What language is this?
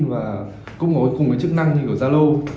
Vietnamese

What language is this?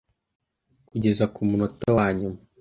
Kinyarwanda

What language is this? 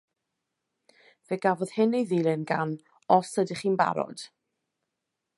Welsh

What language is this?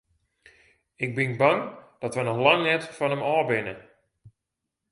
Western Frisian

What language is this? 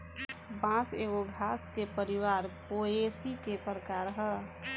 Bhojpuri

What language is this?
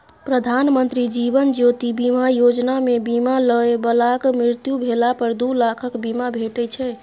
Maithili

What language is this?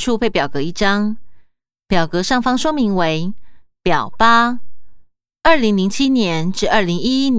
Chinese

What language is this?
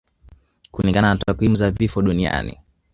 Swahili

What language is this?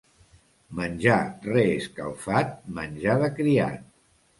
Catalan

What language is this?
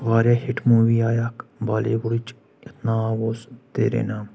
Kashmiri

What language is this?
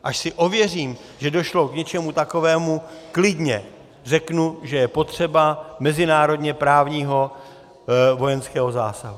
Czech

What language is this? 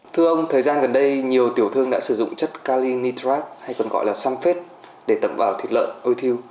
Vietnamese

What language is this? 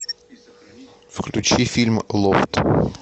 Russian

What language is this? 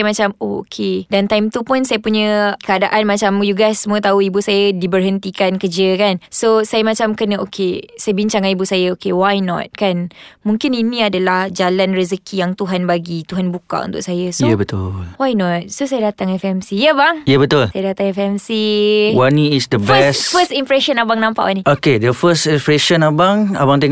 Malay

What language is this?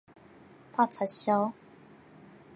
Min Nan Chinese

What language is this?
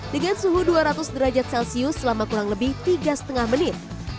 Indonesian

